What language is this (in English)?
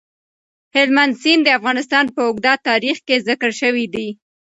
Pashto